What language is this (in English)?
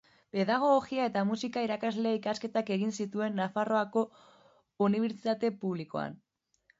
Basque